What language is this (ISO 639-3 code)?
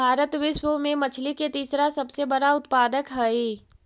mag